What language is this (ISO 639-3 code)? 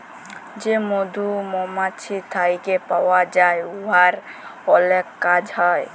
ben